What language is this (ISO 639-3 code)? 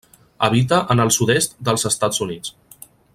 cat